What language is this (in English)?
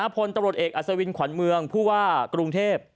Thai